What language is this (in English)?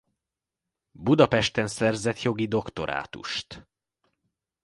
Hungarian